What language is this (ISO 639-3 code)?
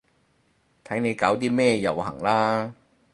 yue